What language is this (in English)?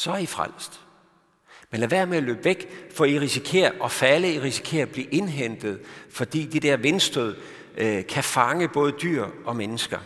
Danish